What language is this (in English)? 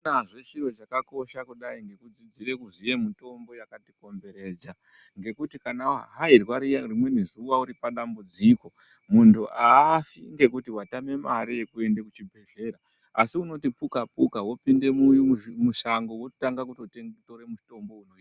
Ndau